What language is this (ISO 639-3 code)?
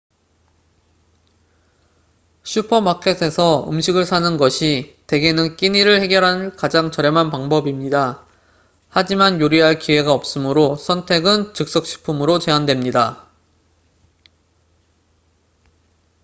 kor